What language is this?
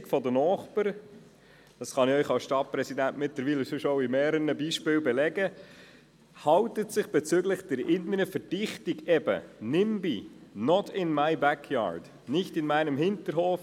Swiss German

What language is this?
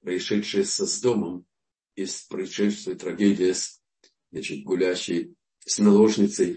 Russian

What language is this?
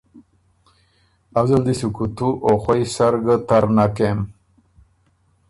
Ormuri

